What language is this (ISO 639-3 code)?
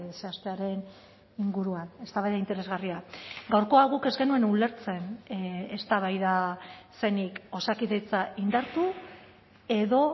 eus